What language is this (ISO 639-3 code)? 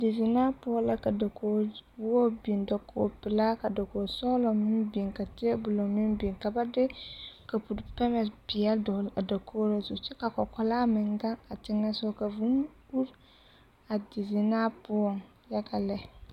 dga